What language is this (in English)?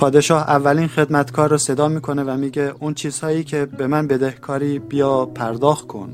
Persian